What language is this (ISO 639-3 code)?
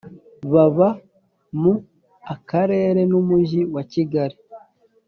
kin